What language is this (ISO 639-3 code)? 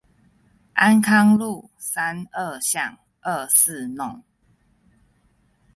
zho